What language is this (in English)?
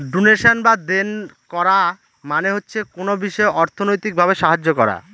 Bangla